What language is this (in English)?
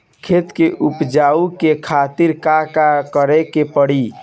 Bhojpuri